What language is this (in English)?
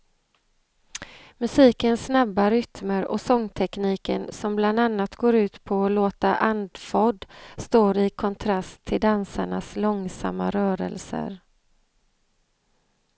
Swedish